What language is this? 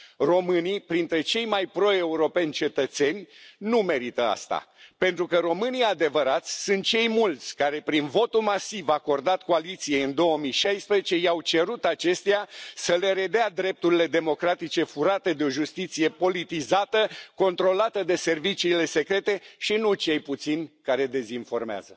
Romanian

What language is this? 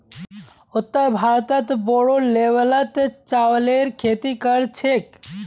Magahi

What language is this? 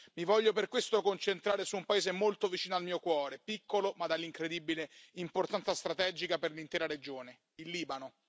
Italian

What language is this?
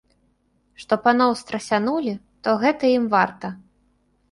Belarusian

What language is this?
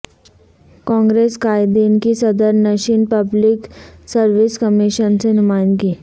Urdu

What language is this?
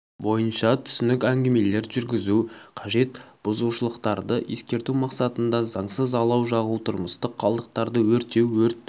Kazakh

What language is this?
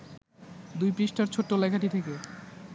Bangla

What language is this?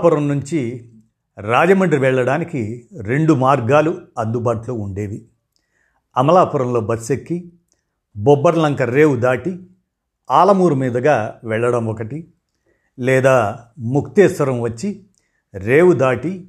Telugu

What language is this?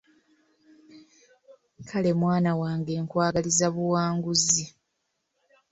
Ganda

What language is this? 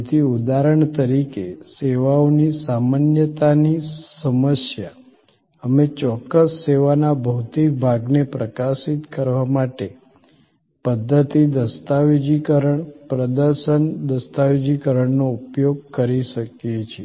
Gujarati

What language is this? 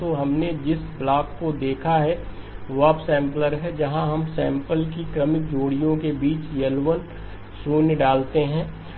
Hindi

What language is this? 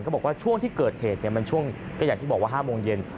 Thai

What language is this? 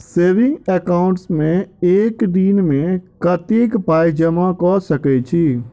Maithili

